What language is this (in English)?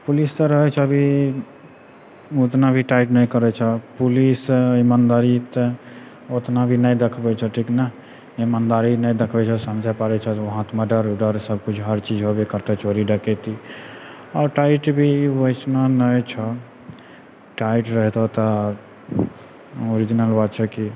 Maithili